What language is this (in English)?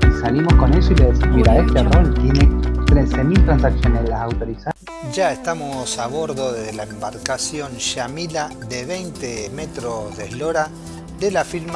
Spanish